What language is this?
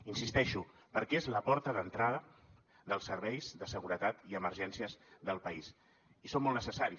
Catalan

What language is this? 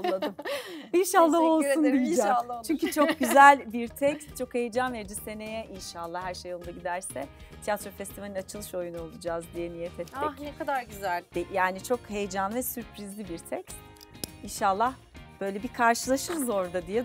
Turkish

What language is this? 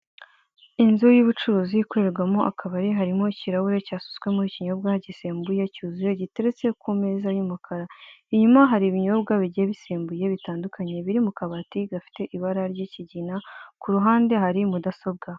Kinyarwanda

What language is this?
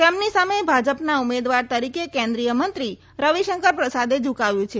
Gujarati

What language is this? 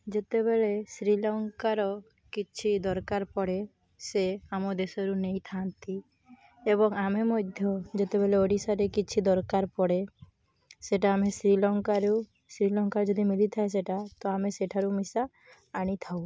Odia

